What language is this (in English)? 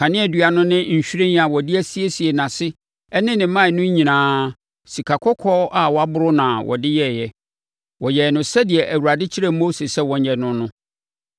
Akan